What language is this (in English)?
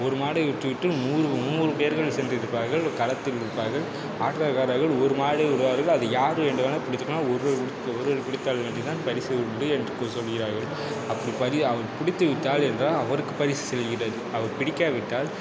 Tamil